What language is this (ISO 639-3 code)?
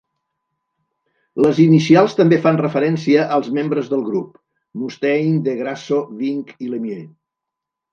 cat